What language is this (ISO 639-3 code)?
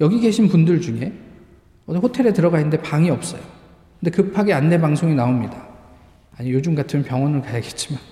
kor